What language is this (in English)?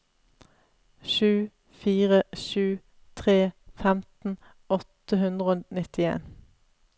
Norwegian